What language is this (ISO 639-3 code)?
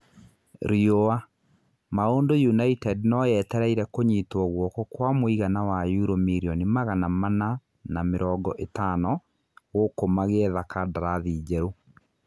kik